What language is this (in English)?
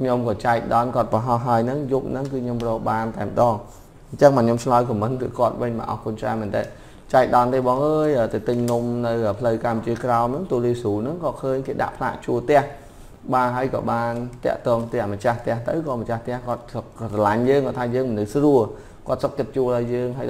Vietnamese